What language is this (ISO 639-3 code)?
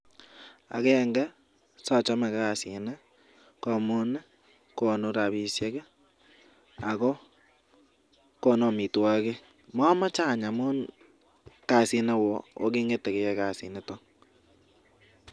kln